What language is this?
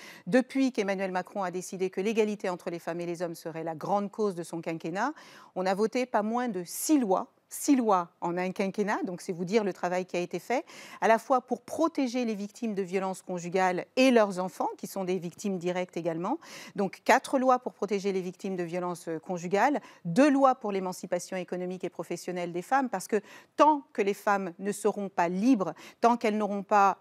French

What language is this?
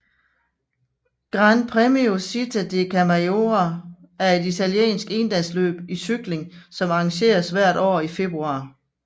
Danish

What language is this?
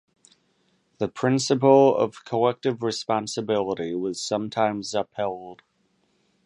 English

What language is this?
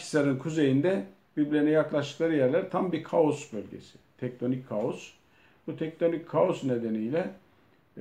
Turkish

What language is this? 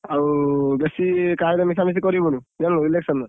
Odia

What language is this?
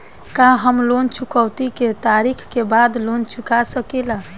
Bhojpuri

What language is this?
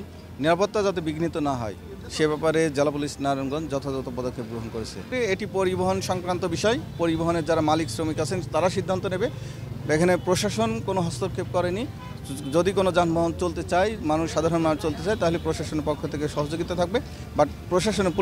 Thai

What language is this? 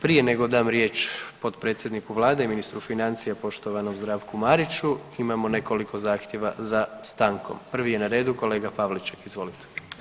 Croatian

